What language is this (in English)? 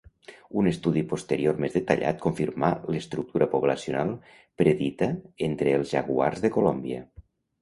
Catalan